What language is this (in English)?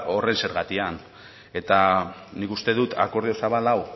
Basque